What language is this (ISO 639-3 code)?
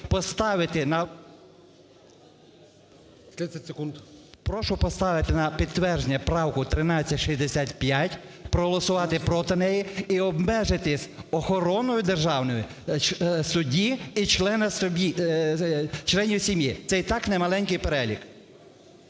ukr